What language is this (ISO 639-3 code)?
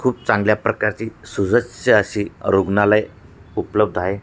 mar